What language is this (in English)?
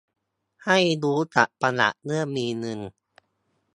Thai